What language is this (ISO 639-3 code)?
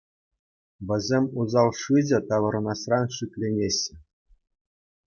chv